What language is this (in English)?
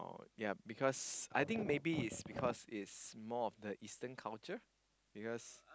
English